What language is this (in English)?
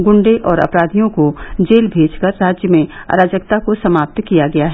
Hindi